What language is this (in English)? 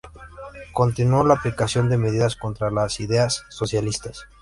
Spanish